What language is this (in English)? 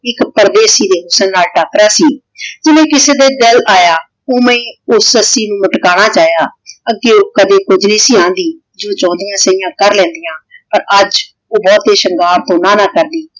Punjabi